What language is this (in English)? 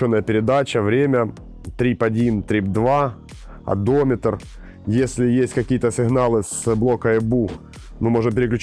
Russian